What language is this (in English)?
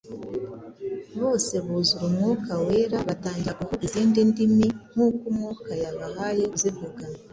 Kinyarwanda